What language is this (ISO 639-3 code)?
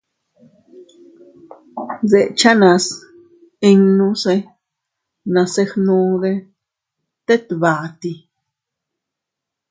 cut